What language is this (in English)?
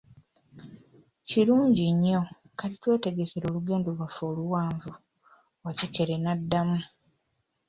Ganda